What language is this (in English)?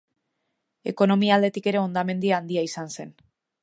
Basque